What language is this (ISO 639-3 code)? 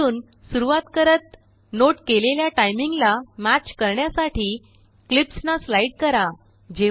mar